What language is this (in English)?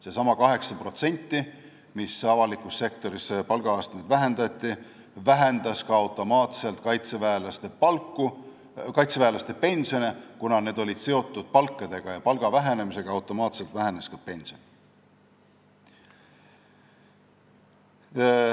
Estonian